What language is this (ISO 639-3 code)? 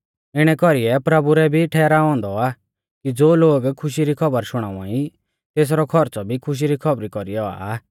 bfz